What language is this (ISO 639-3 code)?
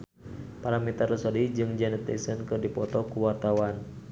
sun